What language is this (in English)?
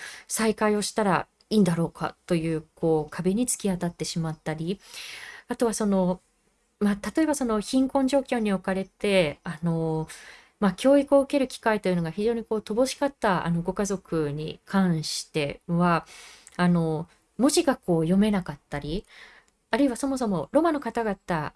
Japanese